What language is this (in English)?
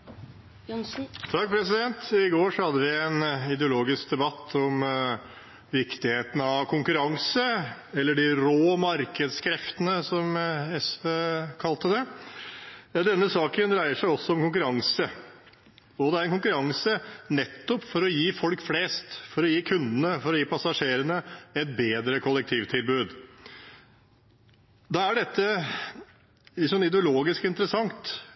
Norwegian Bokmål